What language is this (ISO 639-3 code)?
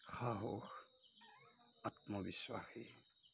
asm